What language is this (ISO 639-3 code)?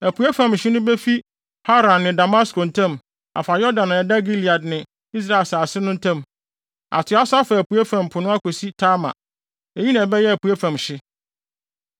aka